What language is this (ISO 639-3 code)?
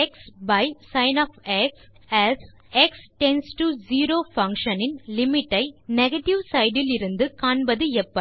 tam